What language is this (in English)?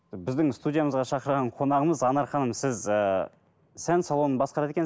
Kazakh